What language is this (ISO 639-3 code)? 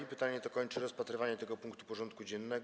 pol